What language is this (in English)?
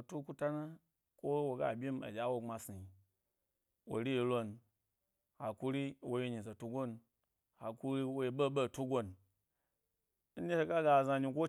Gbari